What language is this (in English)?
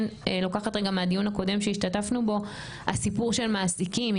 Hebrew